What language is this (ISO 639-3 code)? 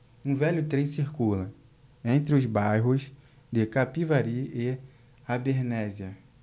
por